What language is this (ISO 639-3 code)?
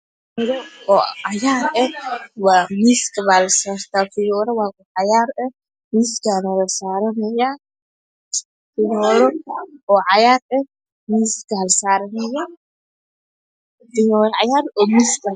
som